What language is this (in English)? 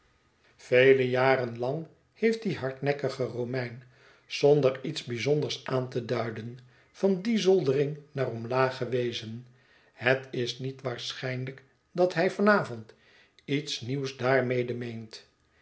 Dutch